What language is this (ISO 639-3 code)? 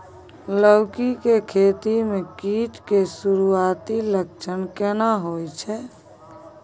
mai